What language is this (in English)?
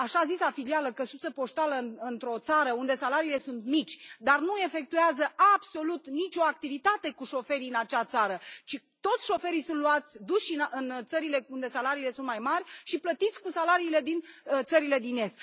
Romanian